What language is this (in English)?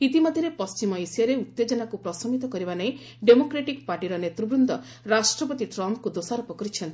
Odia